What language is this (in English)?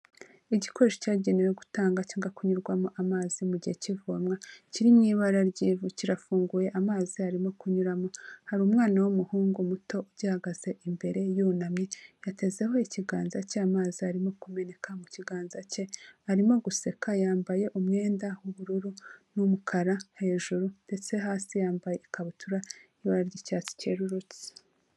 Kinyarwanda